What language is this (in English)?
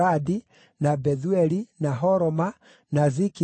Kikuyu